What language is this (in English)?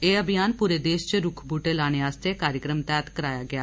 Dogri